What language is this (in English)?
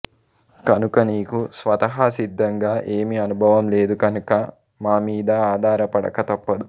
Telugu